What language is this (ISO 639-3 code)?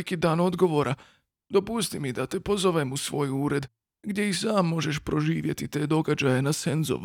hrv